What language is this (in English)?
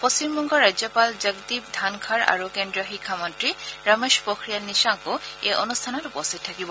Assamese